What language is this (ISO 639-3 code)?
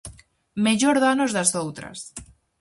glg